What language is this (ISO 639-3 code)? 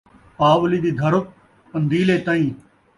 skr